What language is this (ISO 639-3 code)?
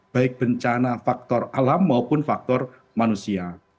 ind